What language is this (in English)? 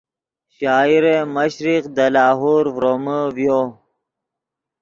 Yidgha